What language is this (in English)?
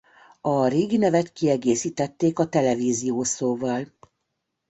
Hungarian